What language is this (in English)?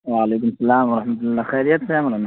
Urdu